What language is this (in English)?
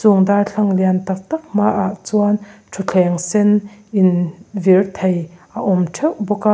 Mizo